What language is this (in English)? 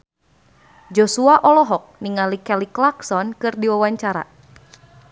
Sundanese